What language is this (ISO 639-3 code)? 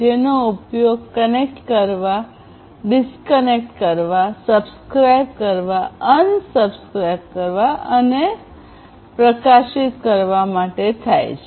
guj